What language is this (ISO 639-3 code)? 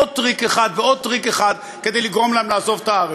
heb